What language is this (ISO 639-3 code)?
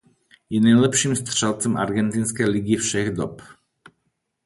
ces